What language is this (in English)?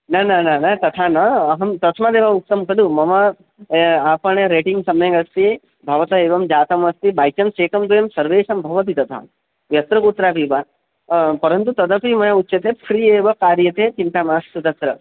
Sanskrit